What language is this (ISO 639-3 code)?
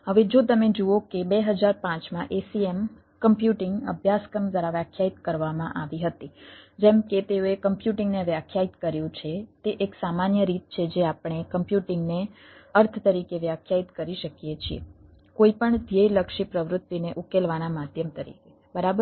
guj